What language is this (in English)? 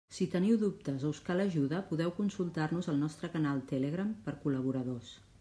Catalan